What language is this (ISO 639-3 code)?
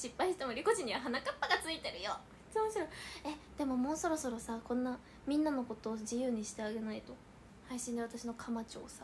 jpn